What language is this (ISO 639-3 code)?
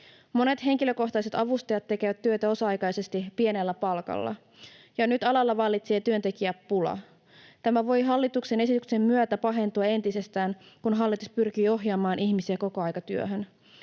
fin